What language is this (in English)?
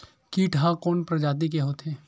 Chhattisgarhi